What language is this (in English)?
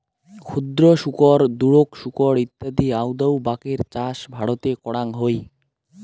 Bangla